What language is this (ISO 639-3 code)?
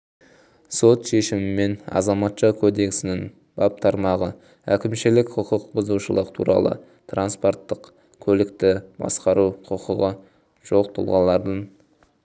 kaz